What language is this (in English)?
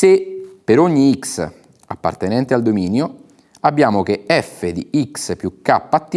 Italian